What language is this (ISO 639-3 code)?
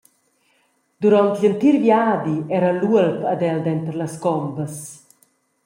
roh